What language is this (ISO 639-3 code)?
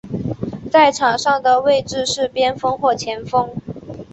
zho